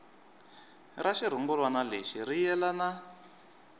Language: Tsonga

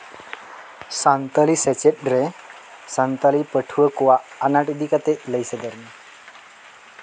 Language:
Santali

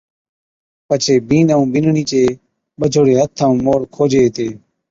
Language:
Od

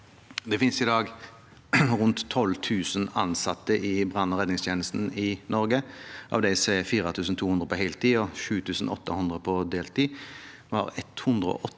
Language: Norwegian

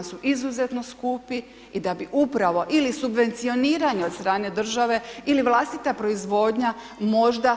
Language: Croatian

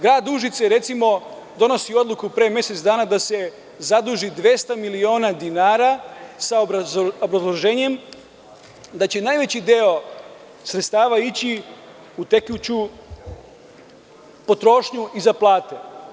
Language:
Serbian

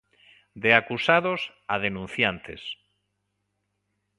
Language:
Galician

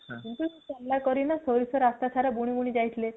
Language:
Odia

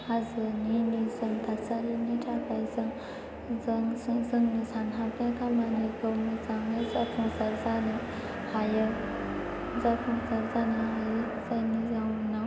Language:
Bodo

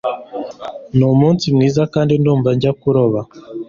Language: Kinyarwanda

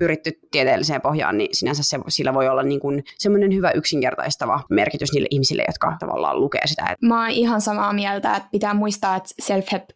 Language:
Finnish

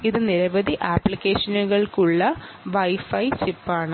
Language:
Malayalam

